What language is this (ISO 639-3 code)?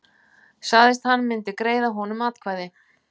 isl